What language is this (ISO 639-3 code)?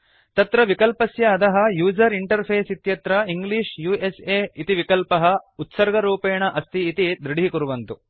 san